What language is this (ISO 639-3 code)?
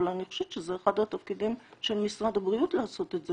heb